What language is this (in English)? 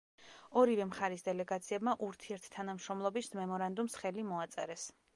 Georgian